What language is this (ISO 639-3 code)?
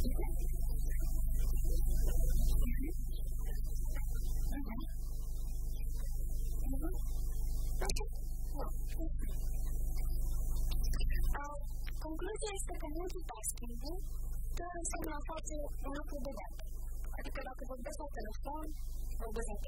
ron